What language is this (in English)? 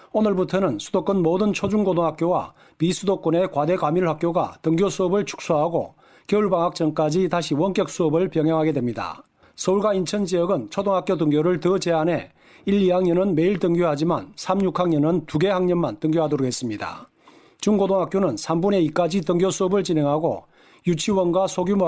Korean